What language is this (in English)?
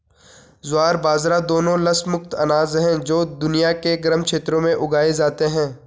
Hindi